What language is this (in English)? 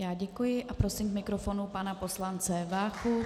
Czech